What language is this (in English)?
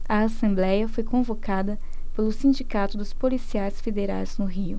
Portuguese